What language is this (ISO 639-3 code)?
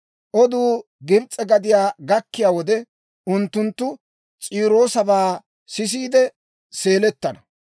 dwr